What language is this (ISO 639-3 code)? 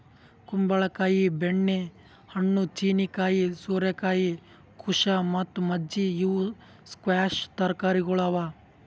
kan